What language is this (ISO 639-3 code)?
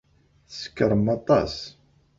kab